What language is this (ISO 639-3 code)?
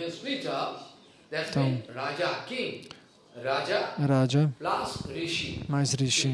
por